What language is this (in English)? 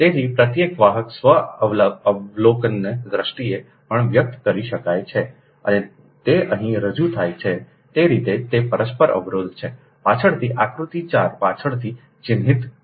Gujarati